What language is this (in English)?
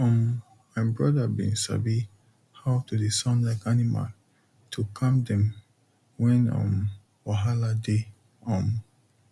Nigerian Pidgin